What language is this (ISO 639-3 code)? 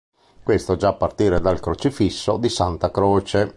ita